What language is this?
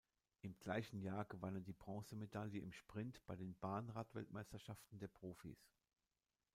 German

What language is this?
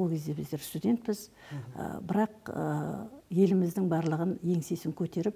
Turkish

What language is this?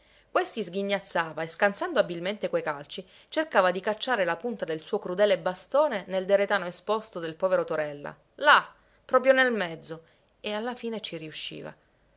Italian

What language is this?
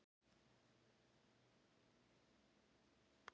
Icelandic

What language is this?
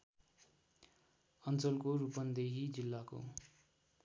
Nepali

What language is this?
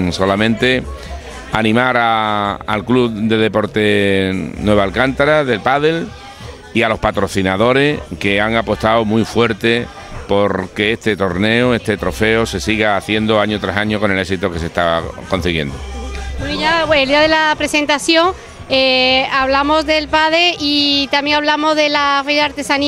Spanish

